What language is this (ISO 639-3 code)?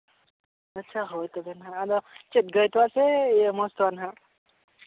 sat